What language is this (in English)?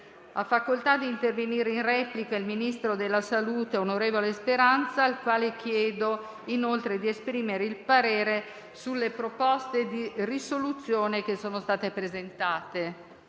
Italian